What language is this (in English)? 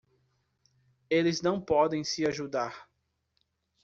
Portuguese